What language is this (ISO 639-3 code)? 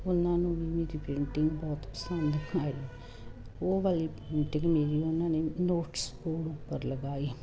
pan